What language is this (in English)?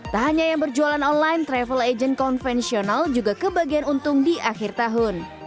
Indonesian